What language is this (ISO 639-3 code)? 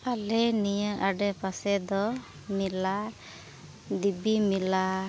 sat